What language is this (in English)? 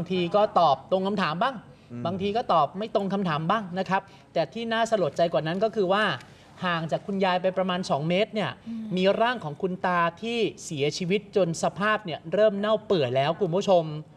Thai